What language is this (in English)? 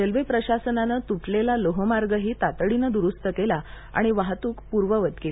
Marathi